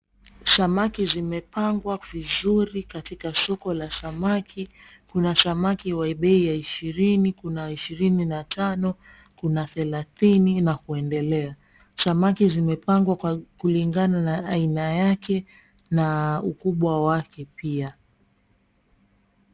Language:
Swahili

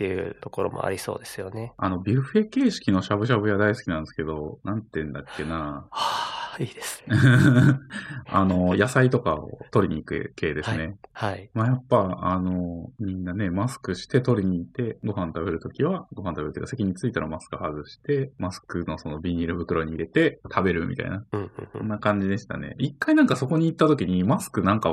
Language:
Japanese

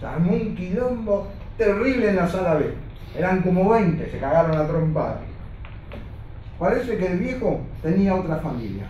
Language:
Spanish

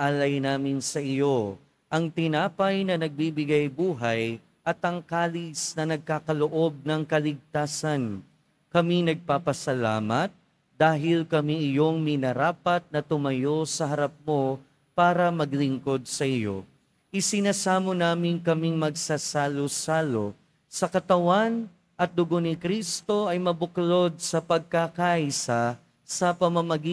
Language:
Filipino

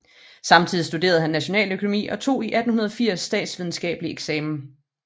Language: Danish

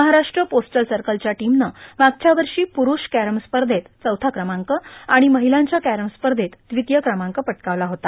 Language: Marathi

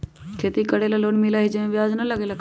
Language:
Magahi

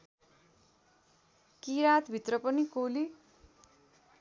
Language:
Nepali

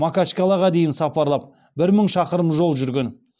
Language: Kazakh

